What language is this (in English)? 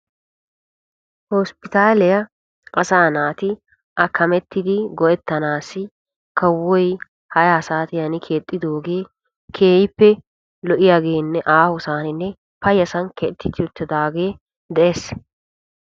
Wolaytta